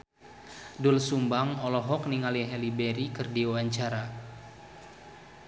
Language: Sundanese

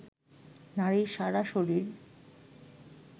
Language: Bangla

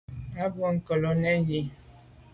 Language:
Medumba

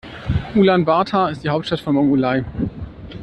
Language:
German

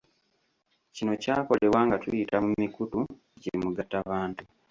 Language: Ganda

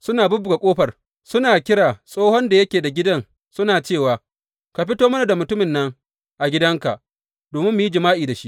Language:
Hausa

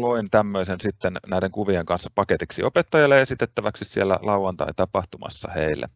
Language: Finnish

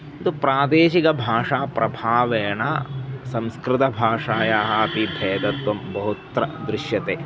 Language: Sanskrit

